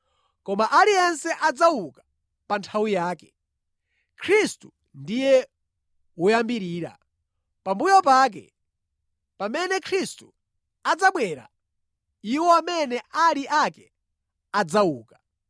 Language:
Nyanja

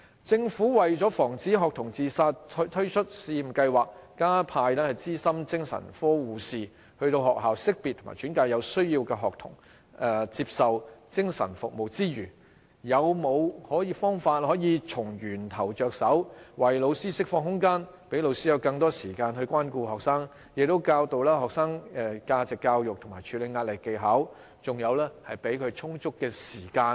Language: Cantonese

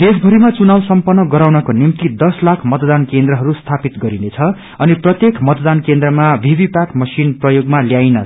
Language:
Nepali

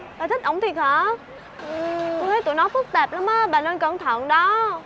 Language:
Vietnamese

